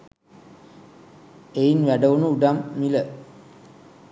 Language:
Sinhala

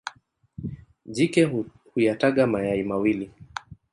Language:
Swahili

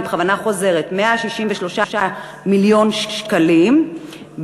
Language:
Hebrew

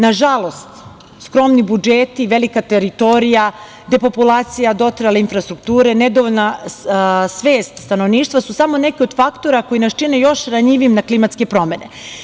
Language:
Serbian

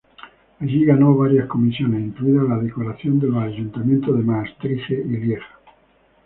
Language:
Spanish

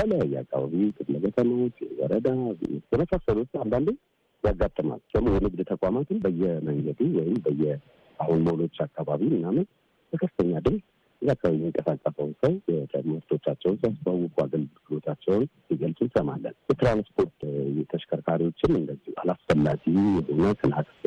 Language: Amharic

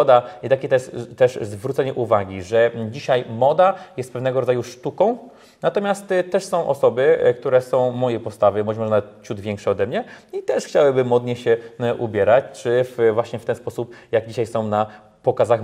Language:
Polish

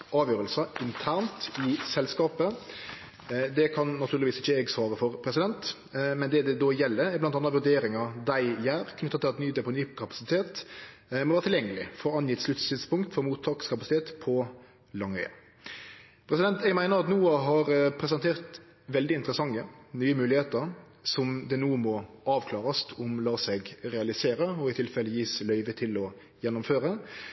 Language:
Norwegian Nynorsk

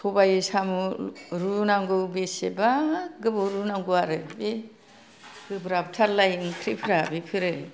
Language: Bodo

